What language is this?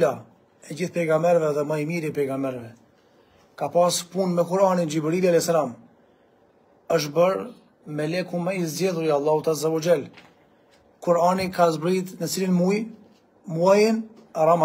Arabic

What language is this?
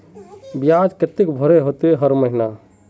Magahi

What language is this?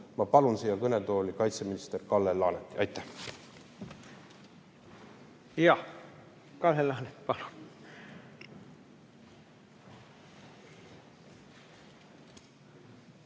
Estonian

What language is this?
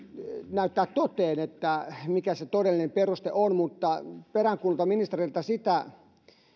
Finnish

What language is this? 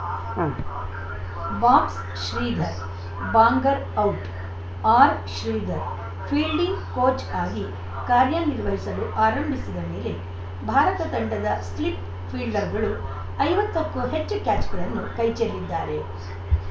Kannada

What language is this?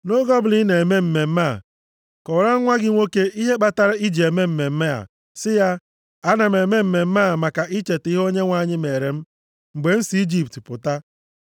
Igbo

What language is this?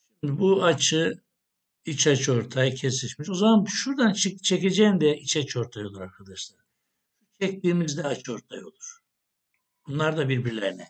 Turkish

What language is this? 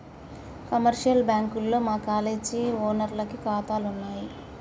Telugu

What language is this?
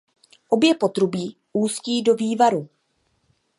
Czech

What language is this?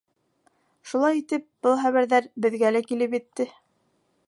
Bashkir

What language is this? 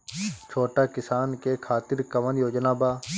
Bhojpuri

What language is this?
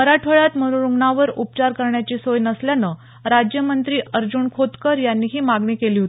Marathi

